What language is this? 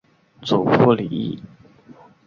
Chinese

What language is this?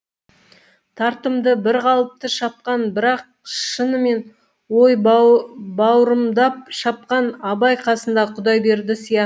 Kazakh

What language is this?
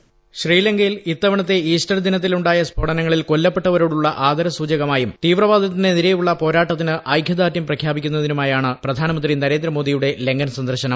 Malayalam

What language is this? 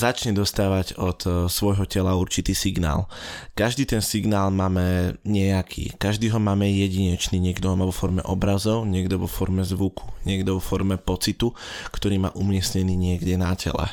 Slovak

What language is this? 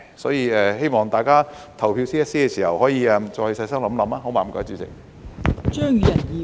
Cantonese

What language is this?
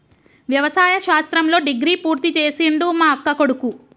Telugu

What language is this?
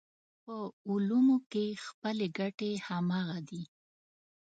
Pashto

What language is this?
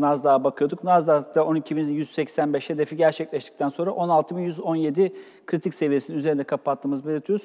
Turkish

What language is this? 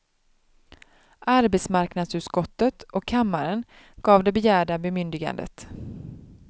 Swedish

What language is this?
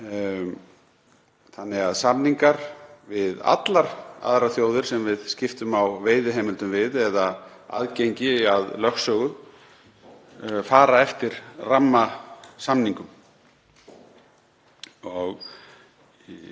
Icelandic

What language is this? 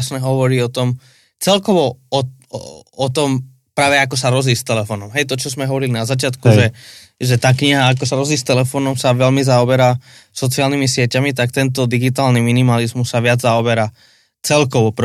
Slovak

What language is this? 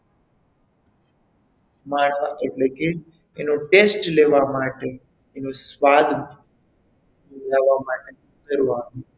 Gujarati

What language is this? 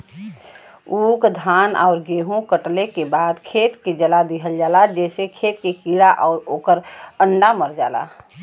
Bhojpuri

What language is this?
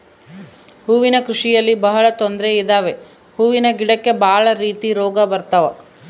Kannada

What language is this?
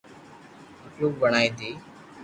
Loarki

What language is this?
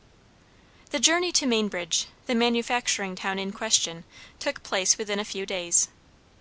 English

